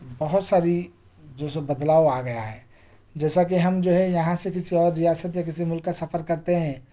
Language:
Urdu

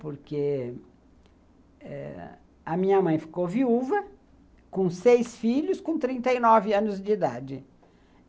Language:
Portuguese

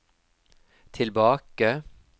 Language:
Norwegian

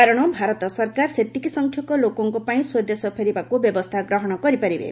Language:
Odia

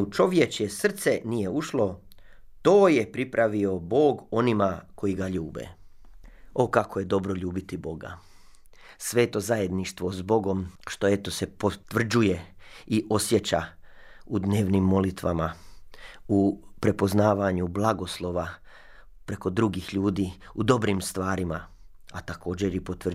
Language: Croatian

